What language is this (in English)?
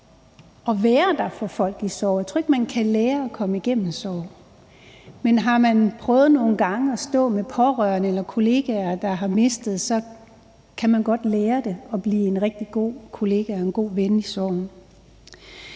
Danish